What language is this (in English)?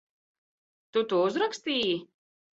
Latvian